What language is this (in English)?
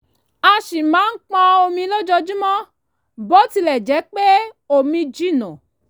Yoruba